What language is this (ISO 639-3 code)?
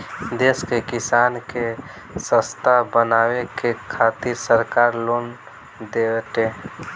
bho